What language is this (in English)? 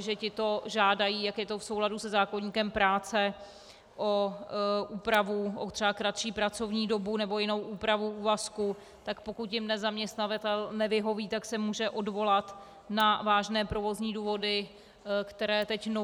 Czech